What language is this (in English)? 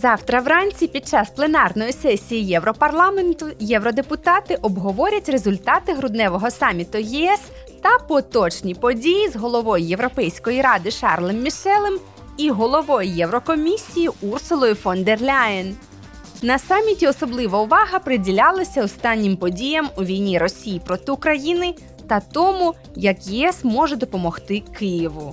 Ukrainian